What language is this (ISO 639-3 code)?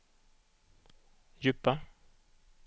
swe